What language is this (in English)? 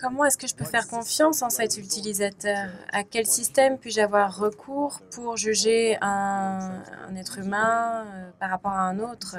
French